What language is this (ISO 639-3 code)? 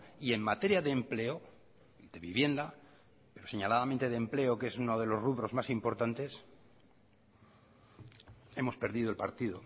spa